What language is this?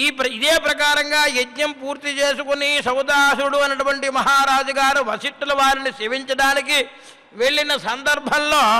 Telugu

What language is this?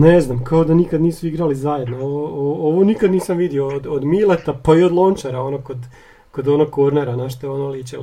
Croatian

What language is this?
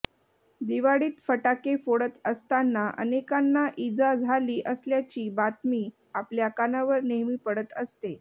Marathi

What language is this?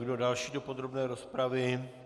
Czech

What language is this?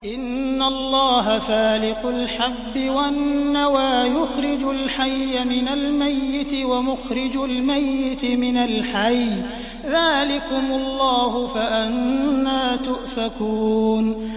Arabic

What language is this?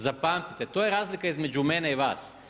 Croatian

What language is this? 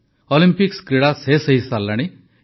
Odia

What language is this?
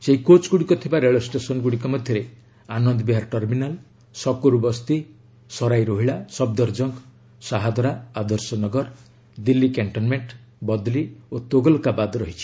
Odia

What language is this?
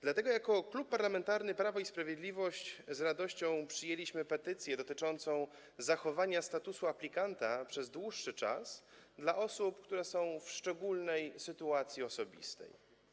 Polish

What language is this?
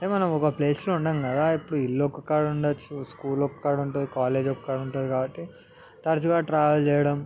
Telugu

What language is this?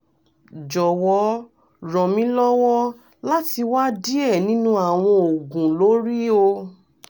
Yoruba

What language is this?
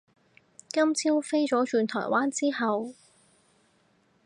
Cantonese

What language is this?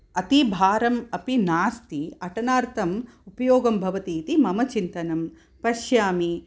Sanskrit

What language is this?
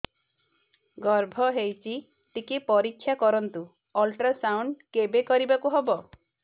Odia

